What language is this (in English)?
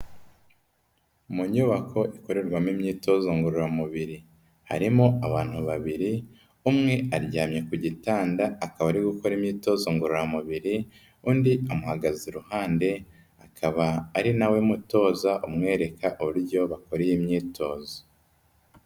Kinyarwanda